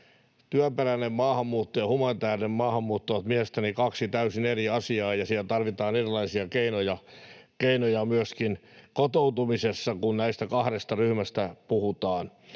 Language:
Finnish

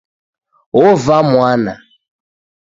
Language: Taita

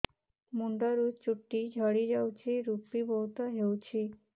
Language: Odia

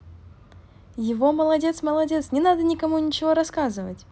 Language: Russian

